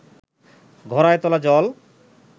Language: Bangla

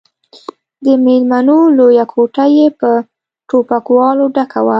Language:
Pashto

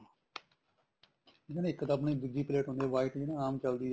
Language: Punjabi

